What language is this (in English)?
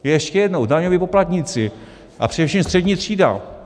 Czech